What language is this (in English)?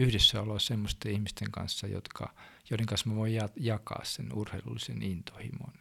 Finnish